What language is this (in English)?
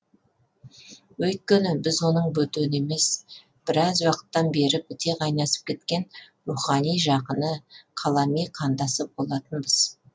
Kazakh